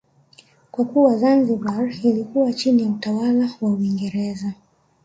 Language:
Swahili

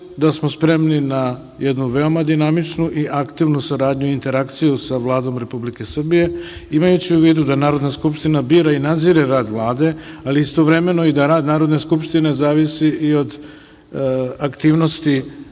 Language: Serbian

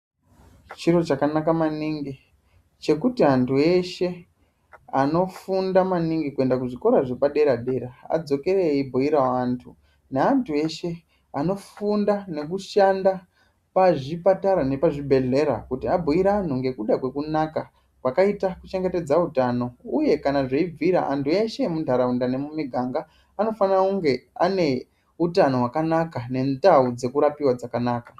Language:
Ndau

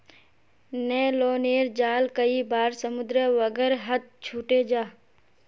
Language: Magahi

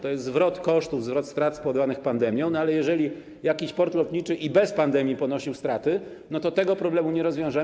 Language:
Polish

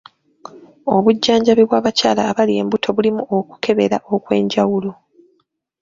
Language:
Ganda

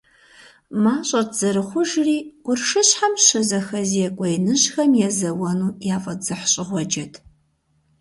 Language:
Kabardian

